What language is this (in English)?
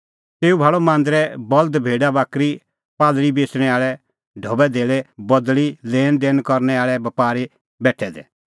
Kullu Pahari